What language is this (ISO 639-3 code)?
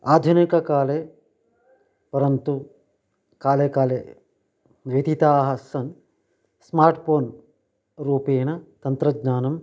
san